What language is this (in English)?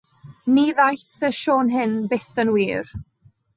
Welsh